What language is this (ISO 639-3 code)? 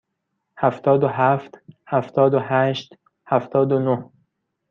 fas